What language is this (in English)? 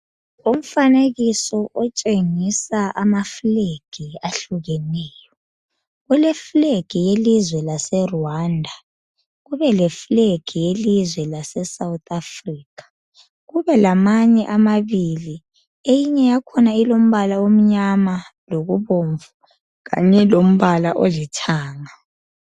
North Ndebele